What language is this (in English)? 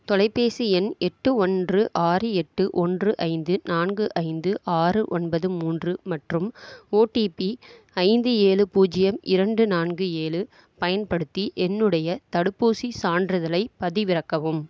Tamil